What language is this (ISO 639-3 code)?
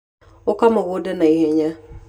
kik